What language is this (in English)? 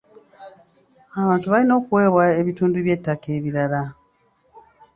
Ganda